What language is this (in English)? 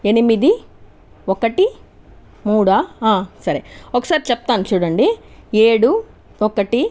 Telugu